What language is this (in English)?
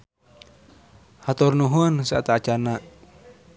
Sundanese